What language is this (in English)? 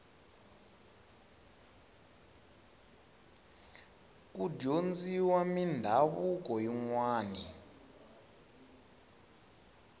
Tsonga